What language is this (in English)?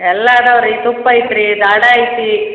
Kannada